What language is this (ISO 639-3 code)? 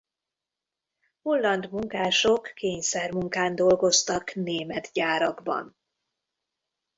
hun